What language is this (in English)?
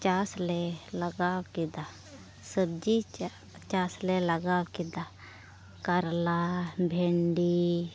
Santali